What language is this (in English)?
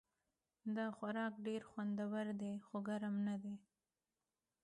Pashto